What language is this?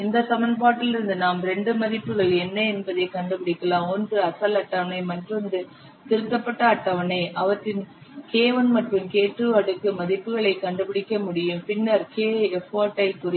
Tamil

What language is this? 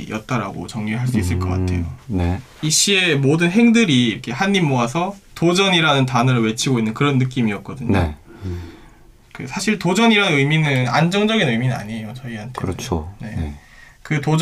Korean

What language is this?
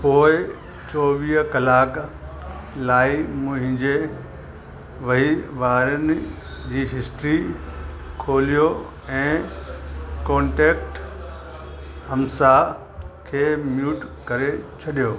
Sindhi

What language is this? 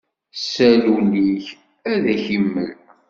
Kabyle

